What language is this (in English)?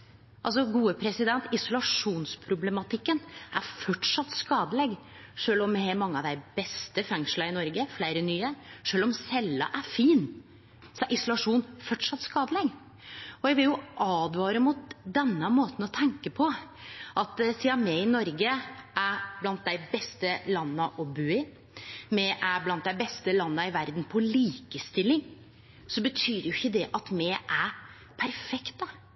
Norwegian Nynorsk